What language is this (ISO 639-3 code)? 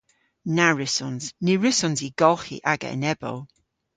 cor